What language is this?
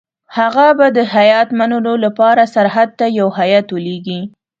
Pashto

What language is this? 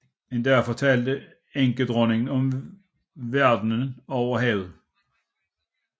Danish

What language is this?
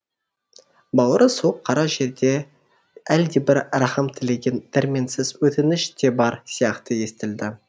Kazakh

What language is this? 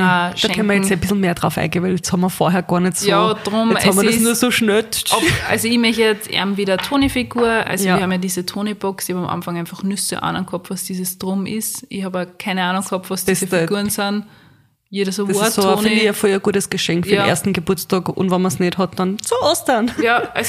German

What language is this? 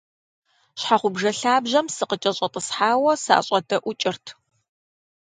Kabardian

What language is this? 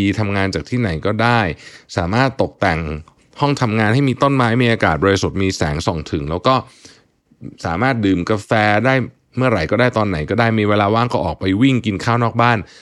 Thai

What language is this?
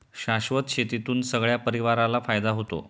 Marathi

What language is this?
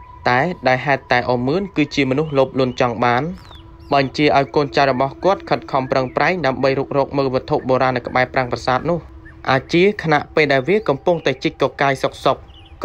Thai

